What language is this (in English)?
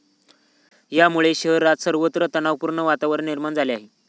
Marathi